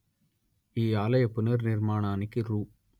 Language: Telugu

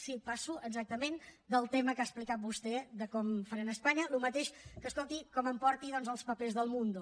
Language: Catalan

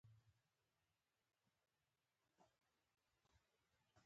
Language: Pashto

